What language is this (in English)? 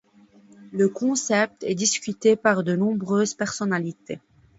French